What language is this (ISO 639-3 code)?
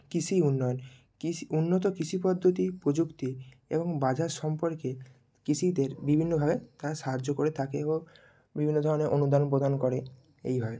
ben